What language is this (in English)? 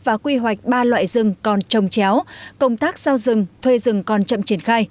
Vietnamese